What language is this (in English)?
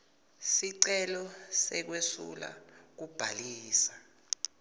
Swati